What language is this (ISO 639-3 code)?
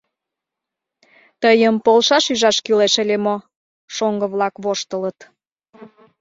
chm